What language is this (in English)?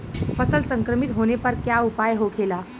Bhojpuri